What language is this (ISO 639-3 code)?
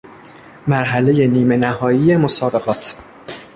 fas